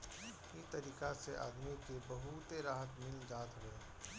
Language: Bhojpuri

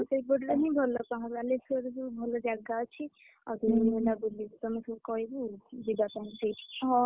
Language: Odia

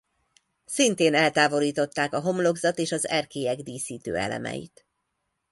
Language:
Hungarian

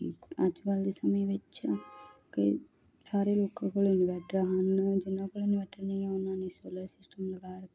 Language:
Punjabi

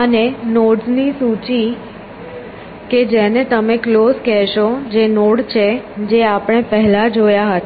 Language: Gujarati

